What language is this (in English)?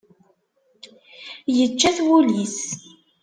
Kabyle